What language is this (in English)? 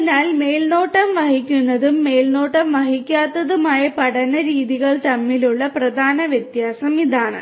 Malayalam